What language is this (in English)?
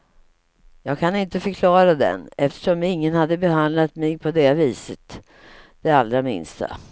Swedish